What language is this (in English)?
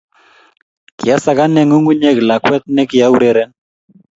Kalenjin